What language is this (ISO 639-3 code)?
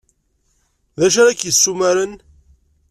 kab